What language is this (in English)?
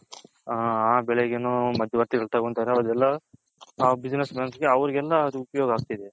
Kannada